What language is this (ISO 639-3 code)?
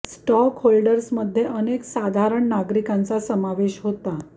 mar